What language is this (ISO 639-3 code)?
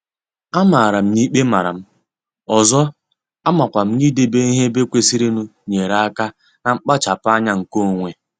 ibo